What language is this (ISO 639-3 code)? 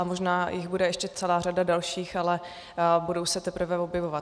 ces